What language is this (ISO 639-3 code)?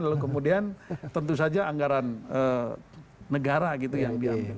ind